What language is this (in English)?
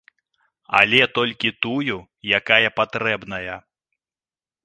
Belarusian